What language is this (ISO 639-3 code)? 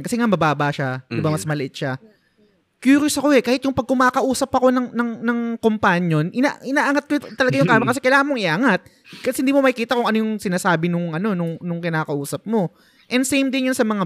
fil